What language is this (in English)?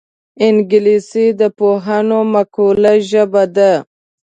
Pashto